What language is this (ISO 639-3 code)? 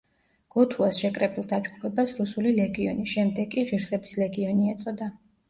kat